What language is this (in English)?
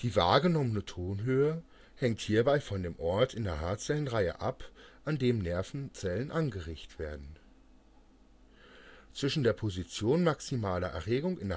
German